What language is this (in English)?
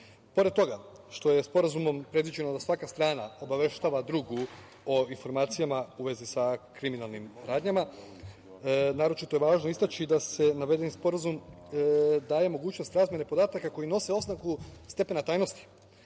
Serbian